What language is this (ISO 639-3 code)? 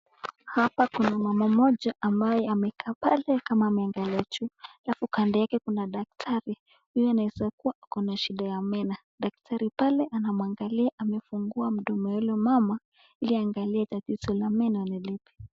swa